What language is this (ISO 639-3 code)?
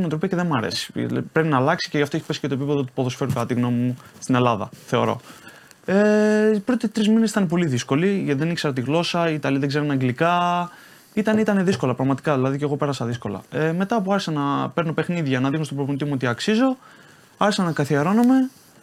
ell